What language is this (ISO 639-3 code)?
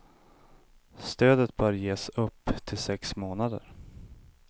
swe